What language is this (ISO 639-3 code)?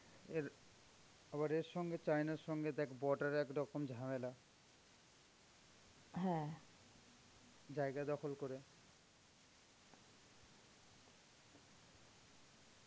ben